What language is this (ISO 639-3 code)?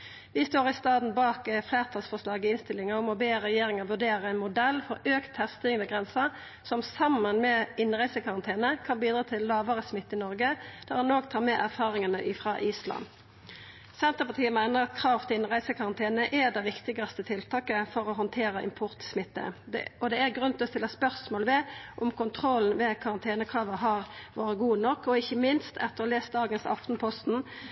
nno